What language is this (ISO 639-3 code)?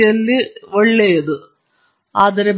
kan